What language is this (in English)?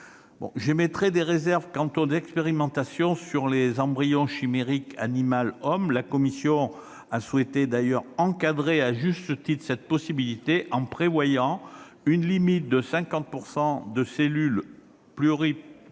French